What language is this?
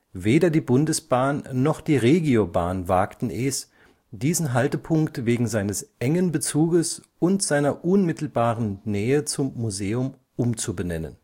German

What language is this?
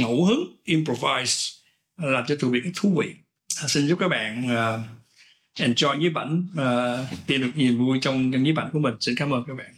Vietnamese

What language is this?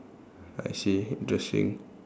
English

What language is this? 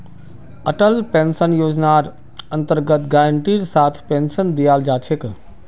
Magahi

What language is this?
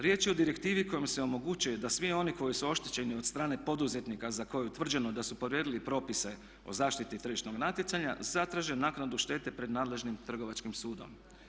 Croatian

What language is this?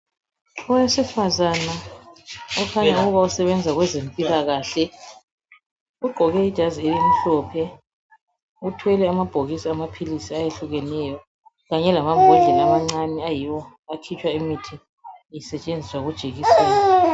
North Ndebele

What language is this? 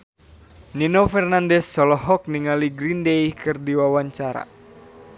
Sundanese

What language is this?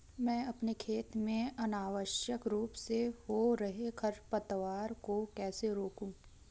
Hindi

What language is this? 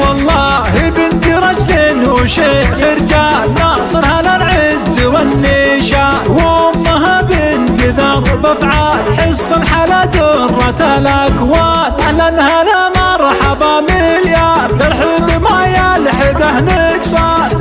Arabic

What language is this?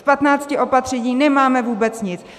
Czech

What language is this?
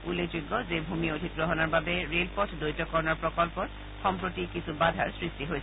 Assamese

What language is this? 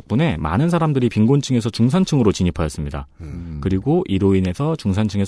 Korean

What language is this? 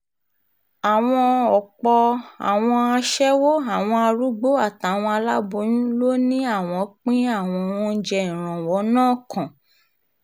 Yoruba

